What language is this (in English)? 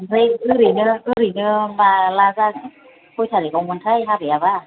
Bodo